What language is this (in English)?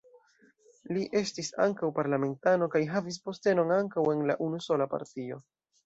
Esperanto